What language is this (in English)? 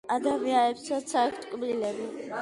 Georgian